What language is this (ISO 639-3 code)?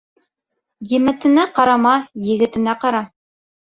bak